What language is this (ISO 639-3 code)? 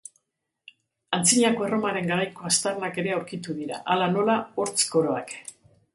eus